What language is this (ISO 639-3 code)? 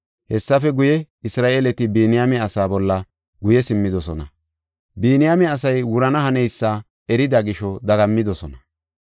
gof